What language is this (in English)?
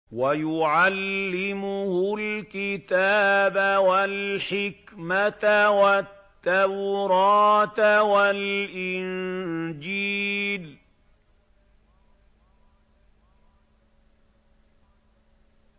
Arabic